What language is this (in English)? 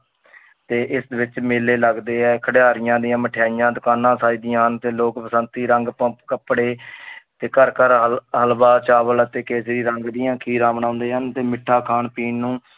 Punjabi